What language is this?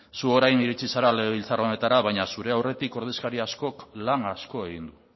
Basque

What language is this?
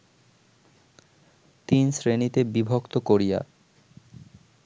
Bangla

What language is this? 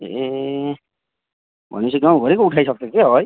Nepali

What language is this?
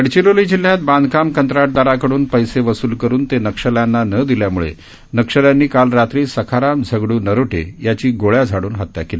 Marathi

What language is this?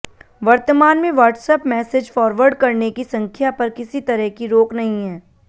Hindi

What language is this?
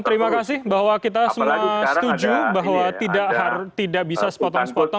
Indonesian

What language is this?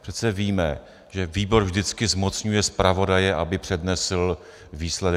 Czech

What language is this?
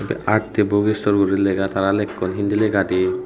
Chakma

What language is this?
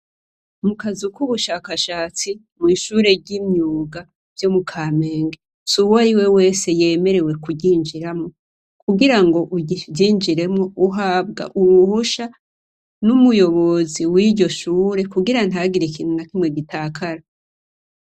Rundi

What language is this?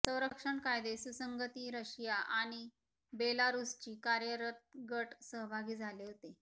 Marathi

